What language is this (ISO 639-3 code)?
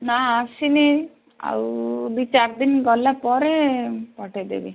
ori